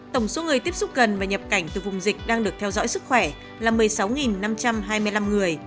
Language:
Vietnamese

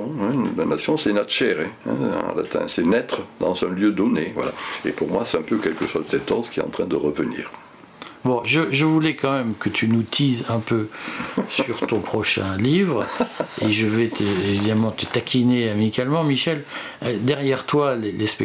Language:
French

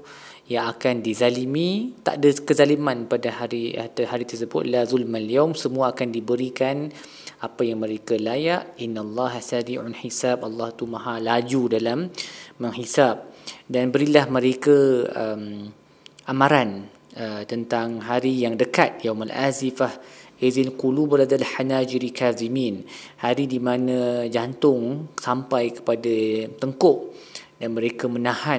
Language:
Malay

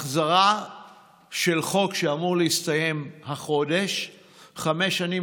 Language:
Hebrew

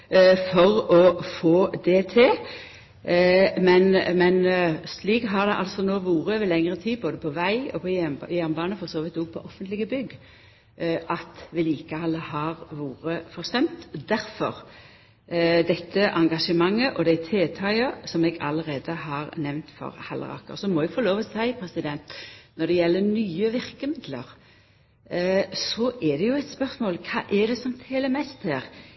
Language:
Norwegian Nynorsk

